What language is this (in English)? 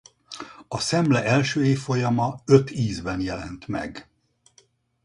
Hungarian